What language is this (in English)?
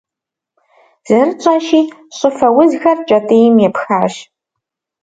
Kabardian